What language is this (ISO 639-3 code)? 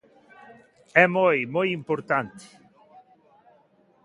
glg